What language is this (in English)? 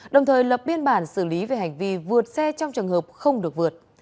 Vietnamese